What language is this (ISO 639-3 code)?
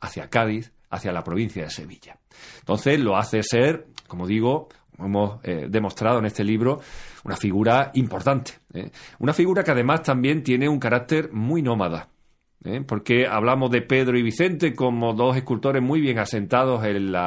spa